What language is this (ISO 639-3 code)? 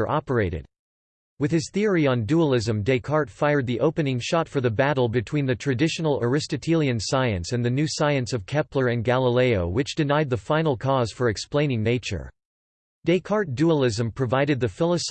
eng